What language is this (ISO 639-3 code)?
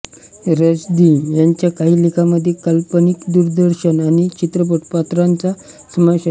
mar